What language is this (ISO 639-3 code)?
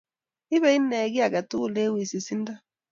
kln